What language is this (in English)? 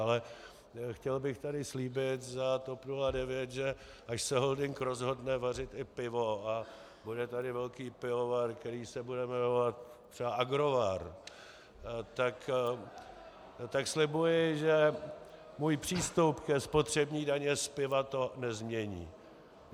Czech